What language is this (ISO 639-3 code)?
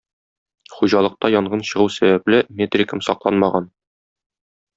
tat